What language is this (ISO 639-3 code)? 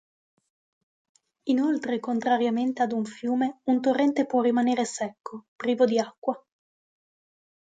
ita